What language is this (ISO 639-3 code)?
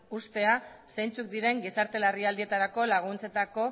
eus